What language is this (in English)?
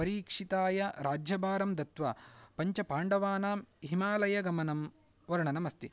Sanskrit